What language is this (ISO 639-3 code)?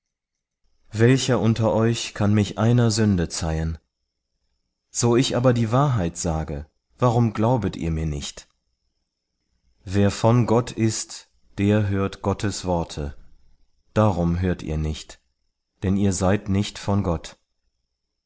deu